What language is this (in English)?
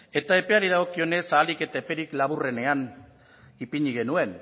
Basque